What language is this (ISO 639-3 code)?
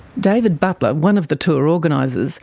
eng